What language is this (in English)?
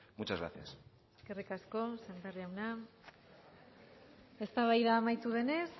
Basque